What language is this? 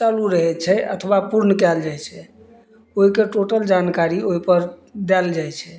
Maithili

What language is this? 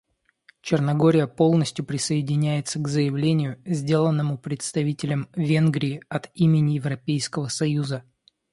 Russian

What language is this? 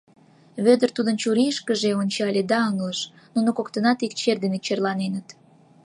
Mari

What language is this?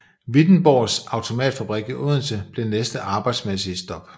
Danish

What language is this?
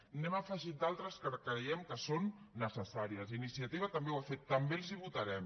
Catalan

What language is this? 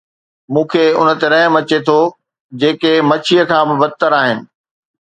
Sindhi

